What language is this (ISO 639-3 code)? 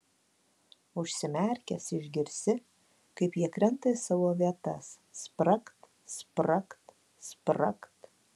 lit